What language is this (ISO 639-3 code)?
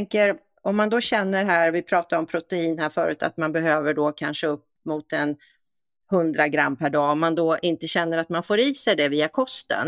swe